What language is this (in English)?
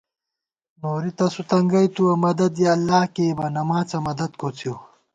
Gawar-Bati